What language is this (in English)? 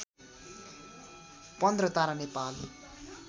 Nepali